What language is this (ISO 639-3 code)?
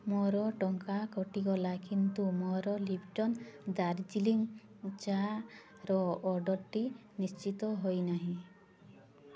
ori